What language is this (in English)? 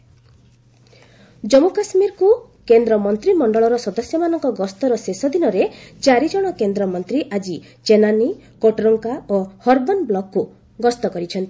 Odia